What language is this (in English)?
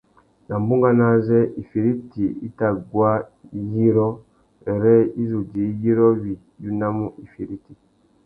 Tuki